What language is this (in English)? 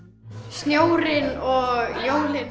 Icelandic